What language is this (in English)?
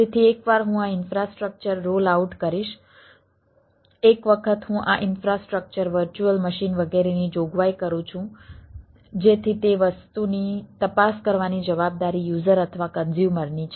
Gujarati